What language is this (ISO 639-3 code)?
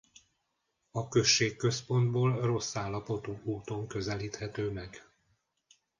hun